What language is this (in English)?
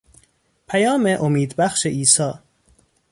Persian